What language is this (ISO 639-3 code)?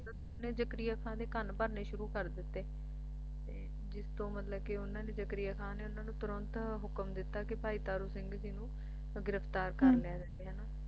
pan